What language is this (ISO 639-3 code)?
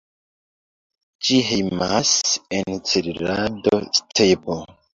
epo